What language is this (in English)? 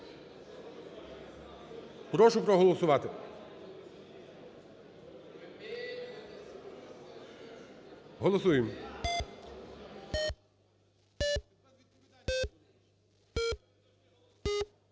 Ukrainian